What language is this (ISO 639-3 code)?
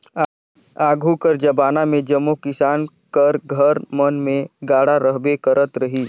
hne